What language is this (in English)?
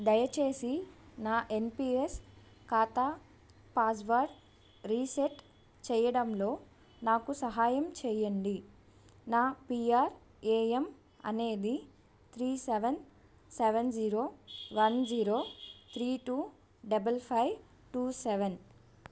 Telugu